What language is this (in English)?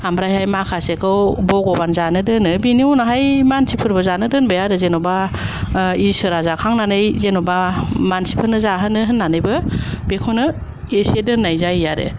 Bodo